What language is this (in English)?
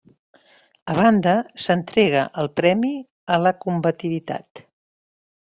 Catalan